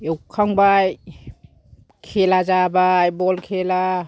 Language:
Bodo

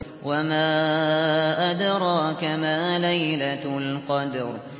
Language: Arabic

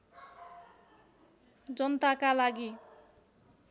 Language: Nepali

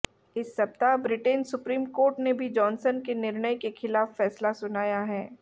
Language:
Hindi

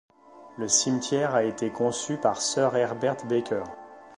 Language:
French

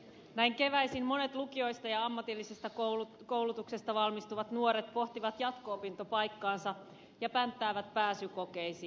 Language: Finnish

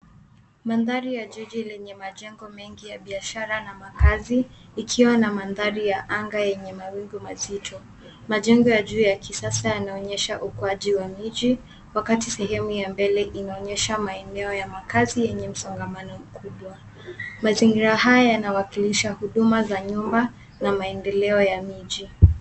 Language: Swahili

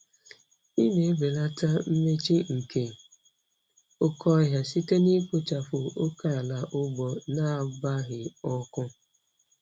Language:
Igbo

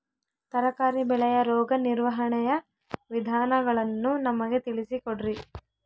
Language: Kannada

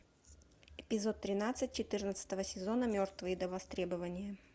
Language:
Russian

